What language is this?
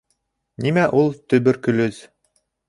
Bashkir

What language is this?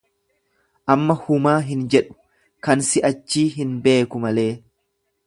Oromo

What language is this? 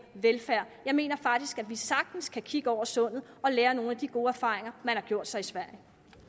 Danish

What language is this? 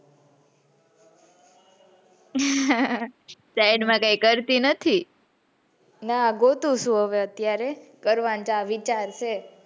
Gujarati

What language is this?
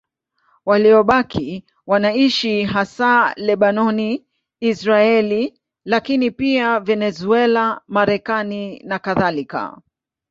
Swahili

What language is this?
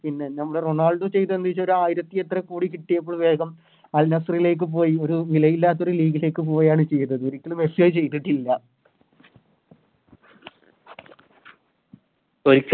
Malayalam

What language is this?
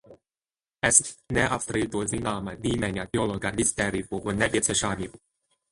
Latvian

